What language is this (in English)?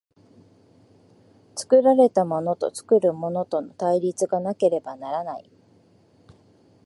Japanese